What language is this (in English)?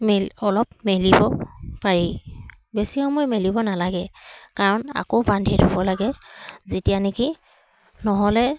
Assamese